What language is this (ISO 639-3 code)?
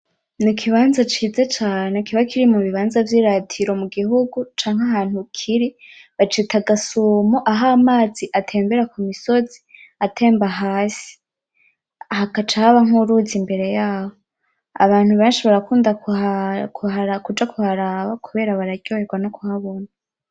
run